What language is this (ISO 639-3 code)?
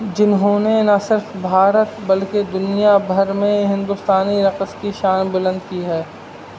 urd